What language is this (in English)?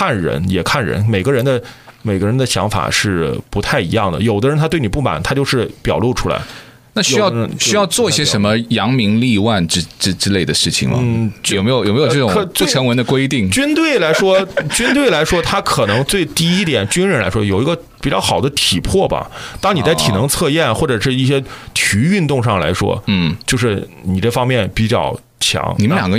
Chinese